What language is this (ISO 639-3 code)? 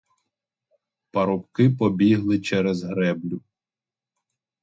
ukr